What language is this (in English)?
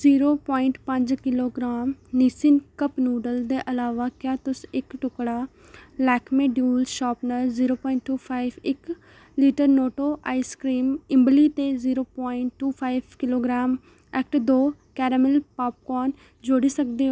Dogri